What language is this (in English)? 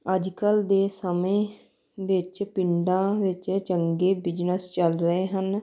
Punjabi